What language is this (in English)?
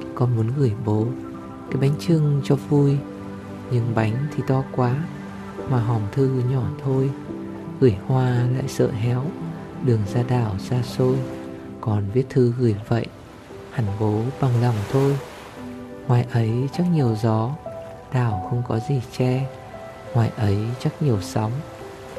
Vietnamese